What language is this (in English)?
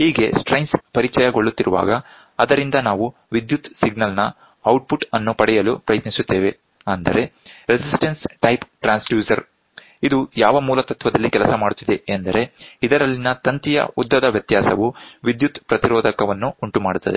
Kannada